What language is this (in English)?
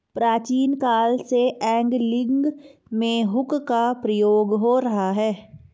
Hindi